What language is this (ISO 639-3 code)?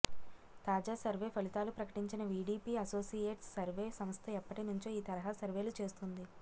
tel